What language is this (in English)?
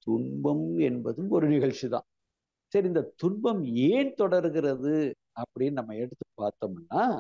Tamil